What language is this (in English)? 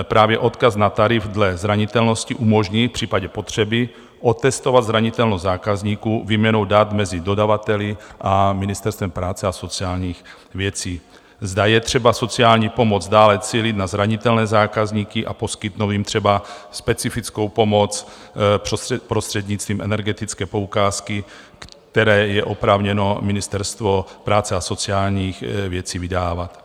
Czech